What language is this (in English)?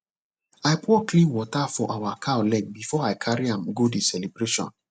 Nigerian Pidgin